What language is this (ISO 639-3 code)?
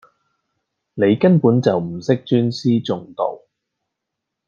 yue